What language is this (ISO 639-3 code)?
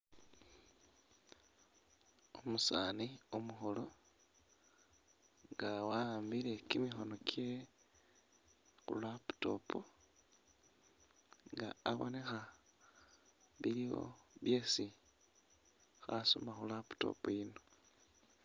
myx